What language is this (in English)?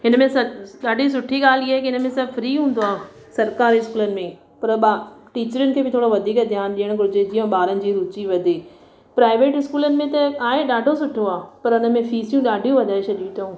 Sindhi